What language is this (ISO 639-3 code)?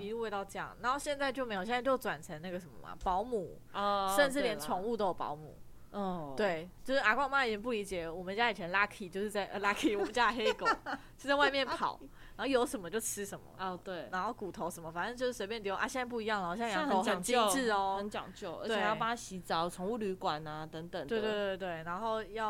zho